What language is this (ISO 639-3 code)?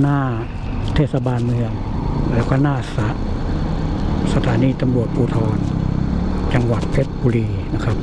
tha